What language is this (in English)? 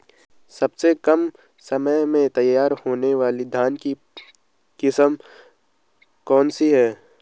Hindi